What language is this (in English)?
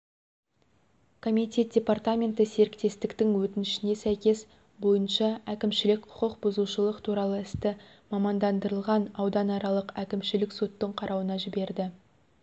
Kazakh